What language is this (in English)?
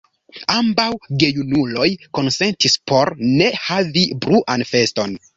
Esperanto